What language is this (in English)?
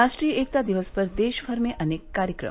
Hindi